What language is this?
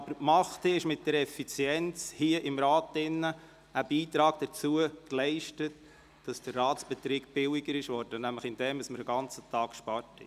Swiss German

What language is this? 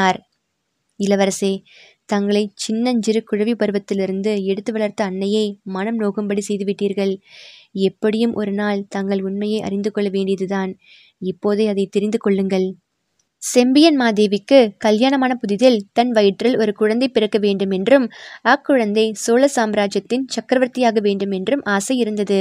Tamil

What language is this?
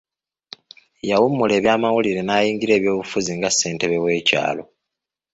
Ganda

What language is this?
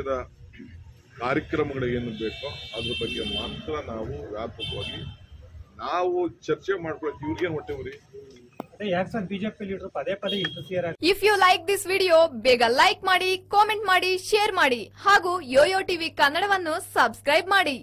English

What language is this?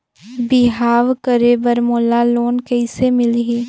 Chhattisgarhi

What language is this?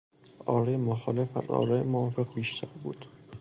Persian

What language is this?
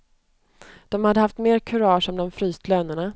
Swedish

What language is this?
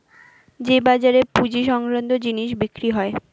Bangla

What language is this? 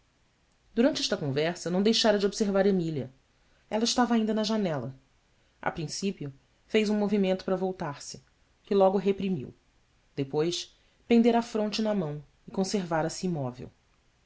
Portuguese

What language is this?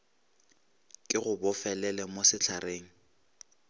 Northern Sotho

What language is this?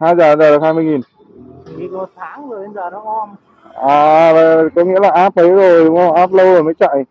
Vietnamese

